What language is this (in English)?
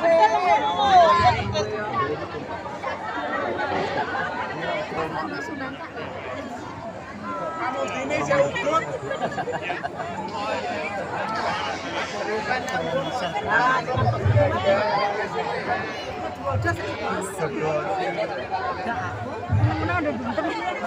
Indonesian